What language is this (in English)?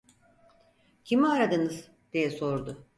Turkish